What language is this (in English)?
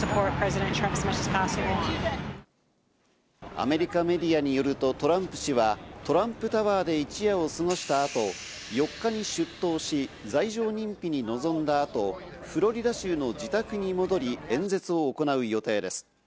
Japanese